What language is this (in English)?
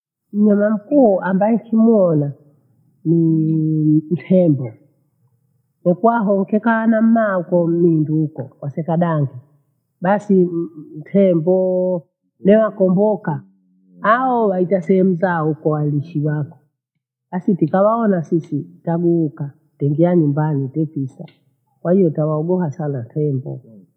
Bondei